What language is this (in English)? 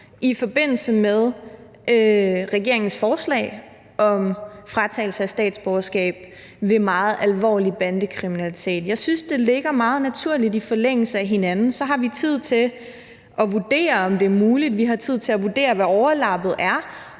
Danish